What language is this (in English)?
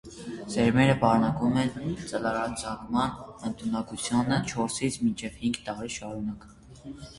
Armenian